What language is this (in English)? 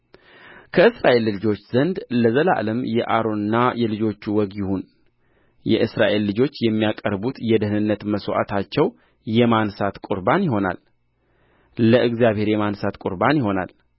Amharic